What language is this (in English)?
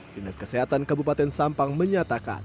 Indonesian